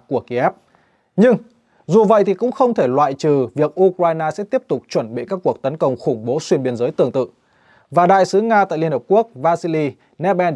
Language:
Vietnamese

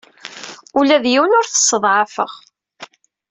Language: Kabyle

